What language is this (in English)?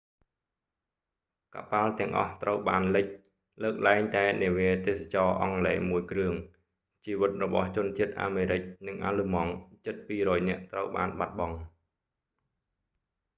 Khmer